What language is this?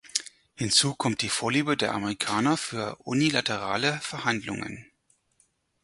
German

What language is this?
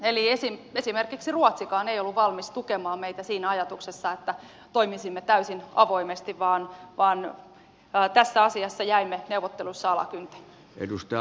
Finnish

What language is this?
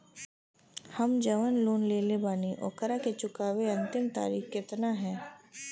Bhojpuri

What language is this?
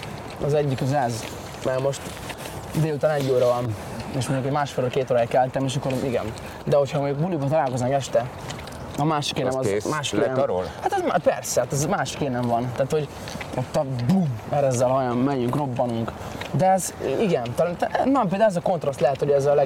Hungarian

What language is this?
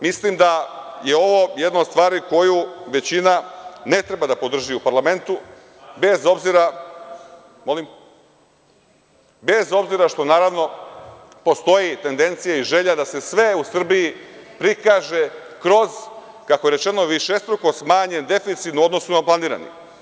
Serbian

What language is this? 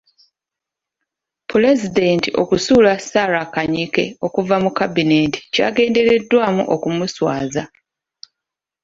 Ganda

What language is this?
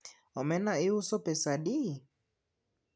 Luo (Kenya and Tanzania)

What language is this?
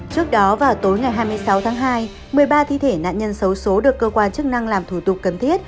Vietnamese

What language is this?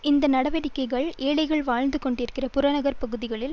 Tamil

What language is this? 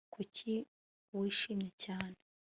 Kinyarwanda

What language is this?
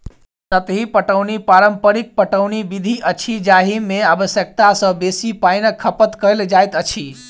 Maithili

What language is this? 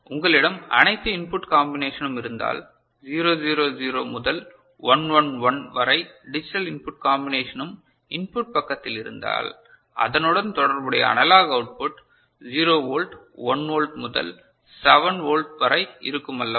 Tamil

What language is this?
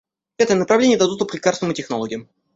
Russian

